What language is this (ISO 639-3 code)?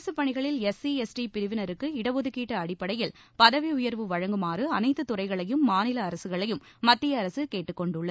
tam